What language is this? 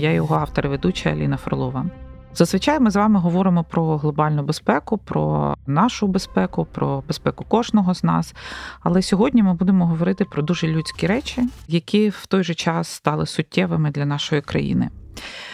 Ukrainian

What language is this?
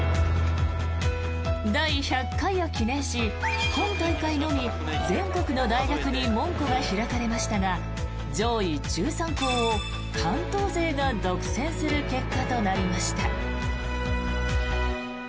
Japanese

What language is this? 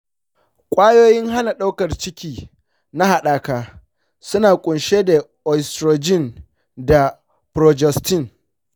Hausa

